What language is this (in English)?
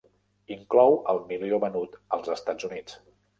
Catalan